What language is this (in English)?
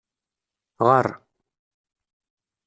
Kabyle